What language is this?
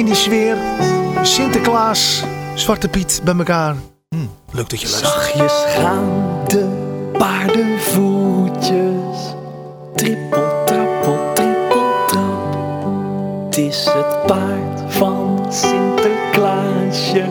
Dutch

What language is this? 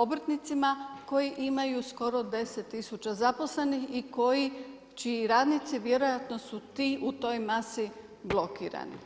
Croatian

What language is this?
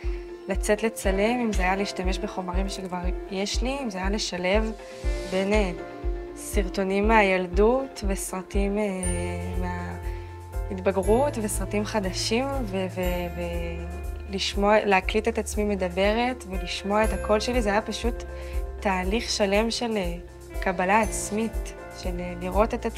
Hebrew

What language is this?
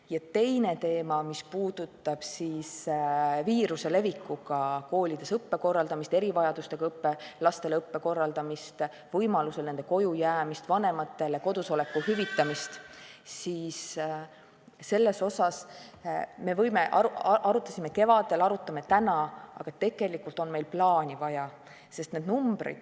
Estonian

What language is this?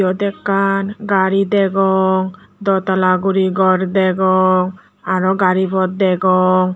Chakma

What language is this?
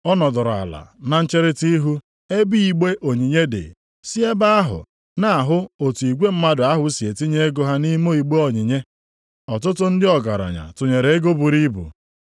Igbo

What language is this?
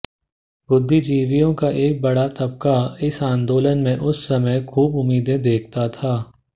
Hindi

